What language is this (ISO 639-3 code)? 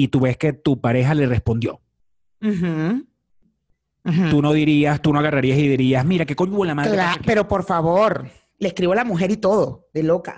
spa